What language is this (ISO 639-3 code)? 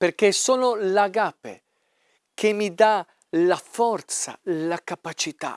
ita